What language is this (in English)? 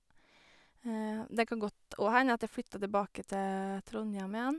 Norwegian